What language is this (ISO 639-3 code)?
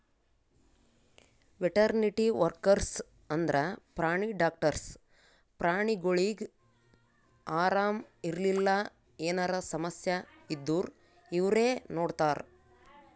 kan